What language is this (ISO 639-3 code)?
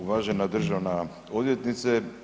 hrv